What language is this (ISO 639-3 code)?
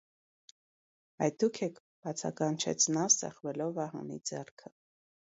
hye